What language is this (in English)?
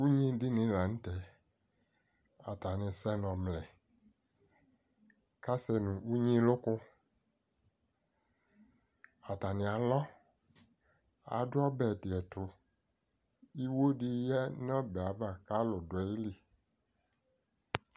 Ikposo